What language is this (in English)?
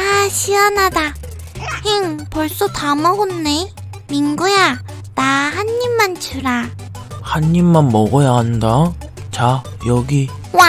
Korean